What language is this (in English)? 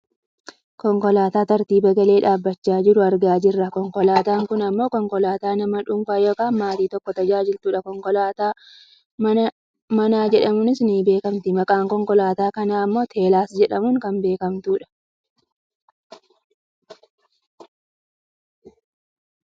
Oromo